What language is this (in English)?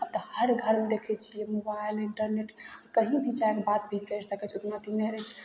Maithili